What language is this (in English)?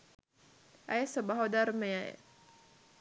Sinhala